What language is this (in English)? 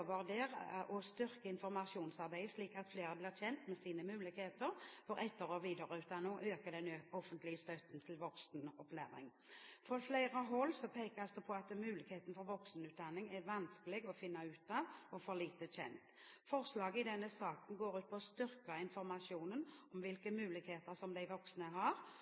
Norwegian Bokmål